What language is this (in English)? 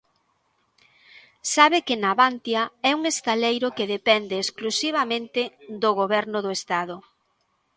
Galician